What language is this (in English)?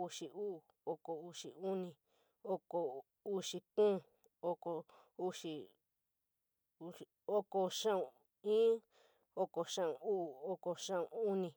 San Miguel El Grande Mixtec